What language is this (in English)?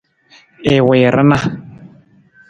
Nawdm